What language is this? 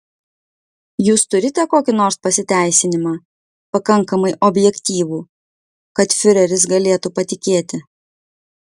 Lithuanian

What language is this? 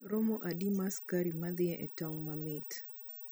Luo (Kenya and Tanzania)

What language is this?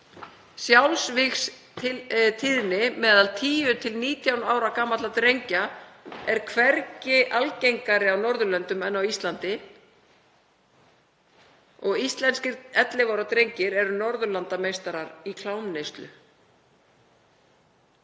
Icelandic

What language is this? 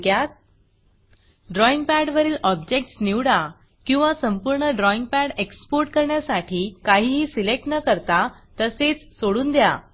Marathi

